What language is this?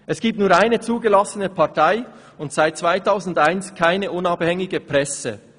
Swiss German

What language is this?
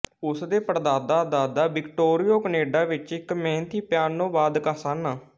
Punjabi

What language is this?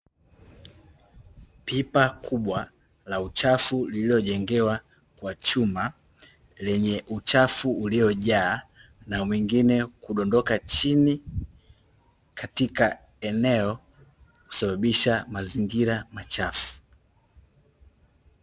Swahili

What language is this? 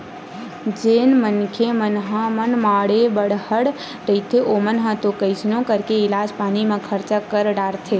Chhattisgarhi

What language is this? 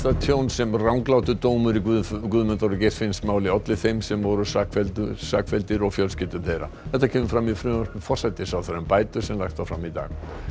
Icelandic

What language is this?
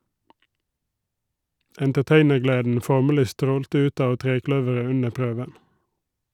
Norwegian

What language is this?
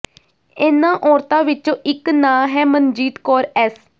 Punjabi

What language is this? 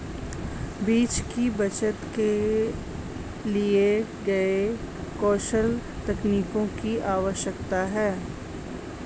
Hindi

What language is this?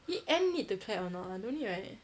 English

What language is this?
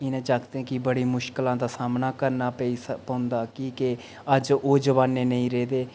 Dogri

